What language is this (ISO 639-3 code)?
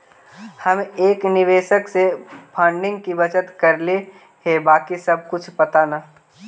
mag